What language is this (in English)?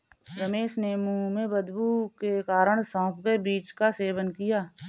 Hindi